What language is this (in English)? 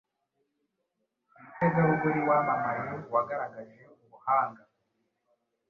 Kinyarwanda